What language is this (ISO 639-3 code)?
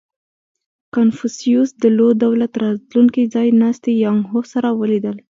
pus